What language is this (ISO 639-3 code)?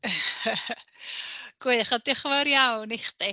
cym